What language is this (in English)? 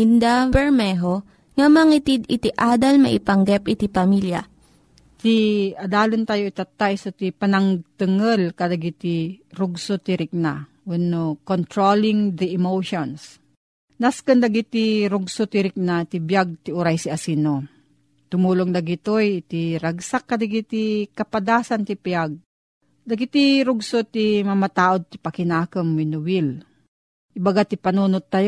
Filipino